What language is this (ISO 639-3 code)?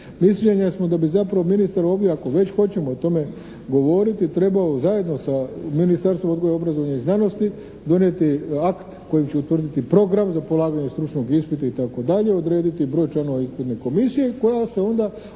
hrv